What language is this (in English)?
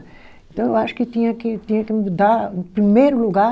Portuguese